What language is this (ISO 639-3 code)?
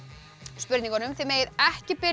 isl